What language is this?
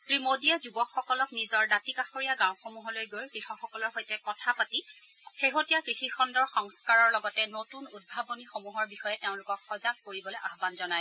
Assamese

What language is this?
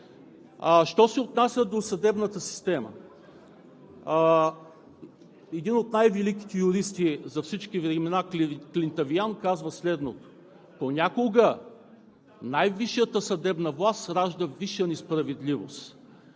Bulgarian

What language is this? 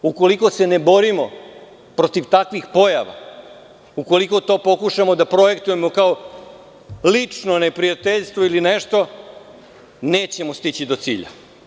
Serbian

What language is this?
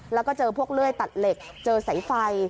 Thai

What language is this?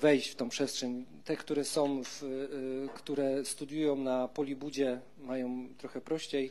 Polish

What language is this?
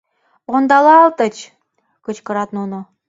Mari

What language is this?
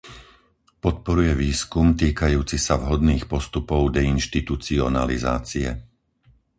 Slovak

